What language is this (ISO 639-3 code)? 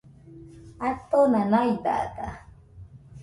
hux